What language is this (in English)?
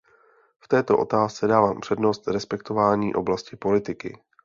Czech